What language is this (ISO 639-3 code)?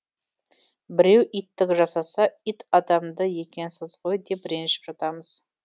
kaz